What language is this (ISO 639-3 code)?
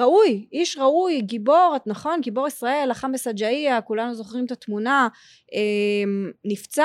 heb